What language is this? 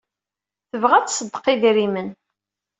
Kabyle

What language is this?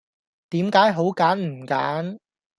Cantonese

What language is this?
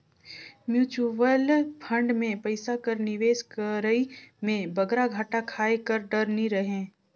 Chhattisgarhi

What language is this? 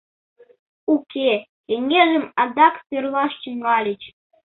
Mari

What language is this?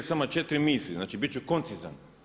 Croatian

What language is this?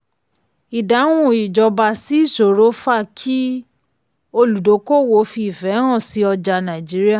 Yoruba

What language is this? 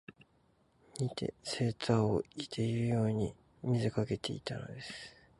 Japanese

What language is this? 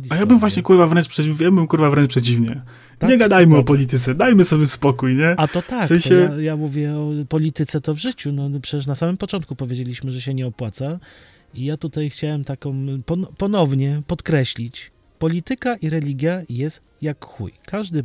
Polish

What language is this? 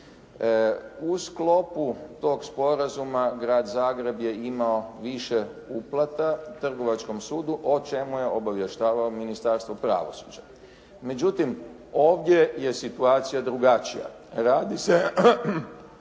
Croatian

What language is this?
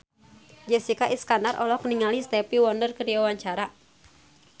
Sundanese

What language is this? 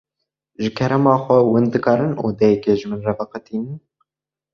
Kurdish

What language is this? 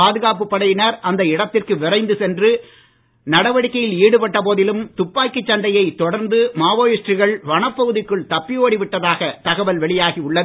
Tamil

